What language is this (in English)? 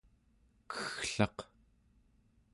Central Yupik